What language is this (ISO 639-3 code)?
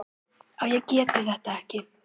isl